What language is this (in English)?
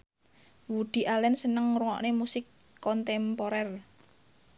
Javanese